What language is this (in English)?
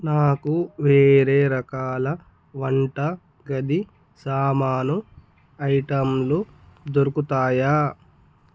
Telugu